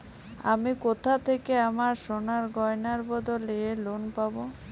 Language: Bangla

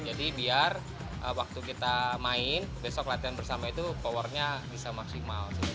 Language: Indonesian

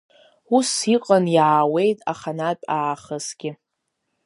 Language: Abkhazian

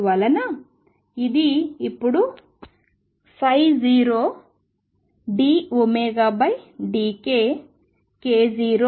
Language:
Telugu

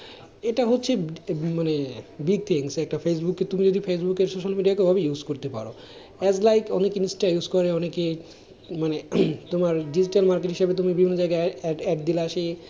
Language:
Bangla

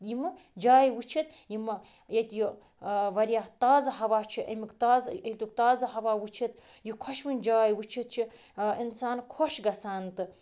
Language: Kashmiri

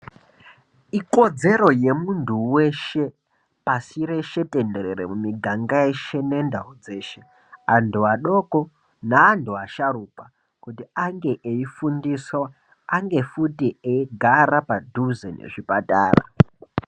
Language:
Ndau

